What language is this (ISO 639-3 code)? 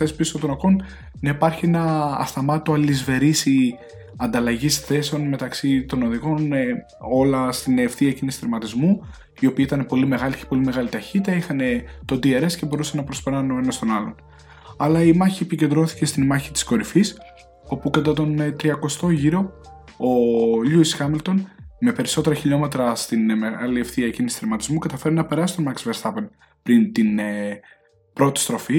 ell